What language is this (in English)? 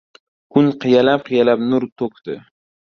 Uzbek